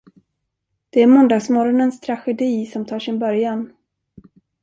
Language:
Swedish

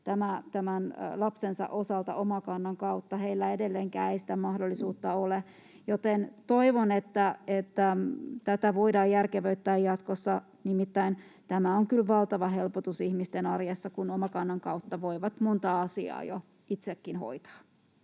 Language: Finnish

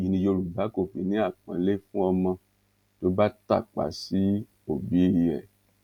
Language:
Yoruba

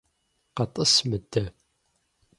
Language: Kabardian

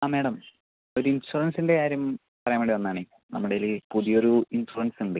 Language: Malayalam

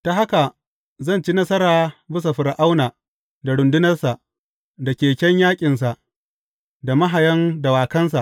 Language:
Hausa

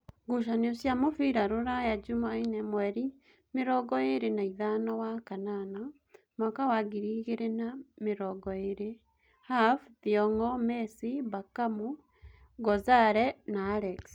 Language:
Kikuyu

